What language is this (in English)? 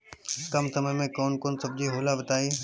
Bhojpuri